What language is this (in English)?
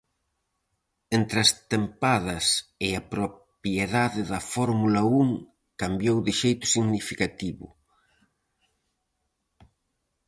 Galician